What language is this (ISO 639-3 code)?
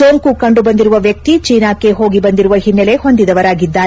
kan